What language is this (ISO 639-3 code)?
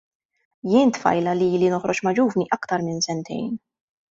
mlt